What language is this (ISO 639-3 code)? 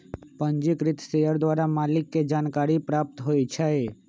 mag